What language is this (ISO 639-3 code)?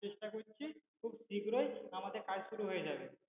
ben